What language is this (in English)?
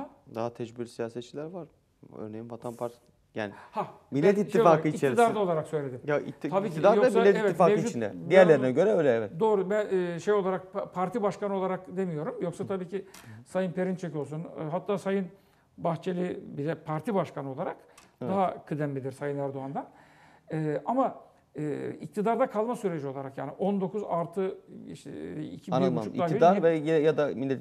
Turkish